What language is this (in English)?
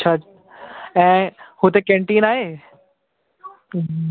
Sindhi